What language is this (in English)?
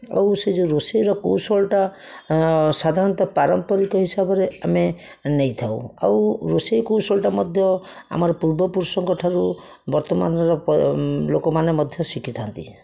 Odia